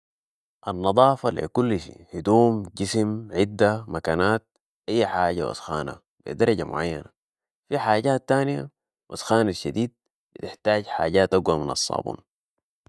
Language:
Sudanese Arabic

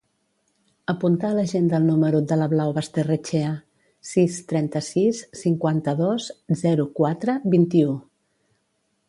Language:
Catalan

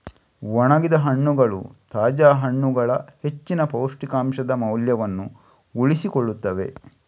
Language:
Kannada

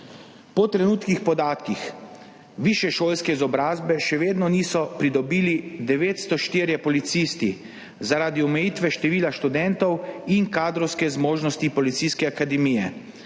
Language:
Slovenian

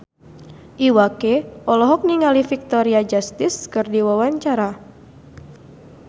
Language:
Sundanese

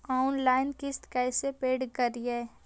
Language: Magahi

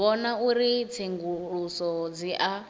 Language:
Venda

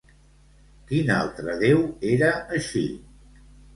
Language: Catalan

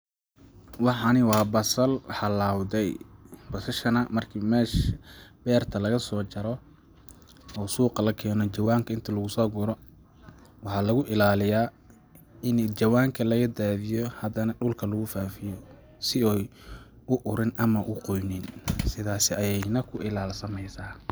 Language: Somali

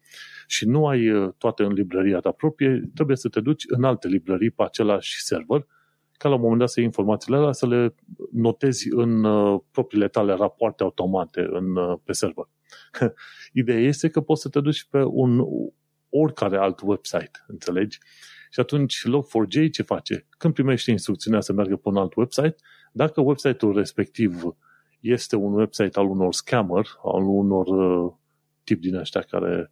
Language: Romanian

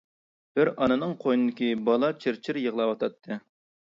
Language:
Uyghur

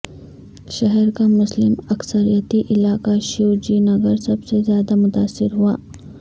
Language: Urdu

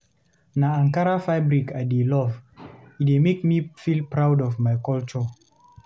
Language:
Nigerian Pidgin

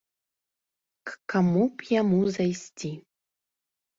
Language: Belarusian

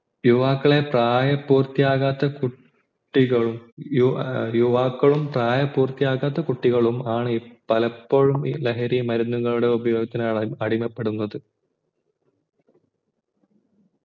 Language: Malayalam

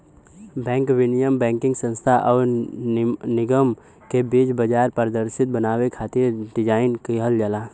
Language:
Bhojpuri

